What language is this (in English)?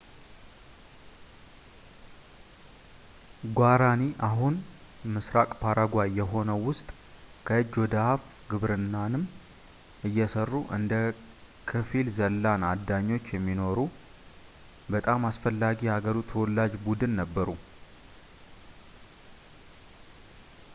Amharic